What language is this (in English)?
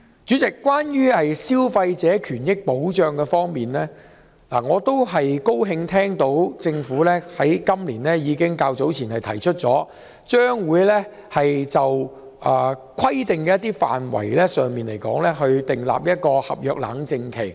Cantonese